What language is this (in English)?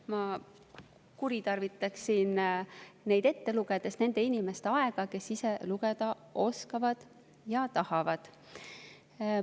Estonian